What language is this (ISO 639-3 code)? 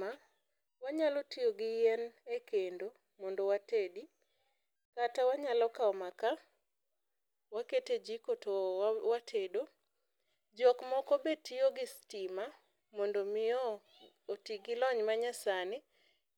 luo